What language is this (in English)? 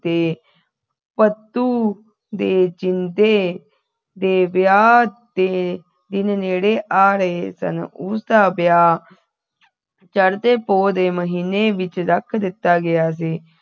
Punjabi